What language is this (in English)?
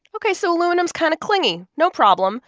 English